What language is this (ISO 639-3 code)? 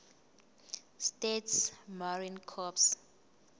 zul